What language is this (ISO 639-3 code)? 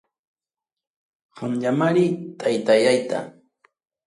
quy